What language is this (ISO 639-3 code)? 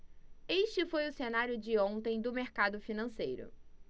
por